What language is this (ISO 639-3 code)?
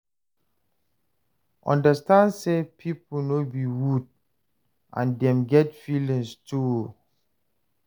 pcm